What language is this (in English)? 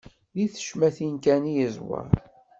Kabyle